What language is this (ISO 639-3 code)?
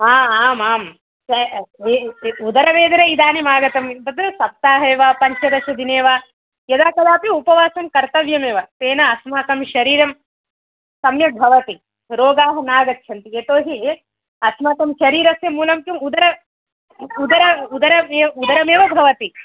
san